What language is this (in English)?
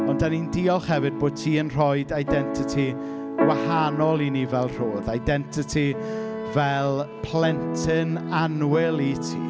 Welsh